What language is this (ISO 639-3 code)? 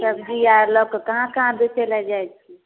mai